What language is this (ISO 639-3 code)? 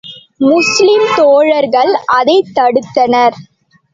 tam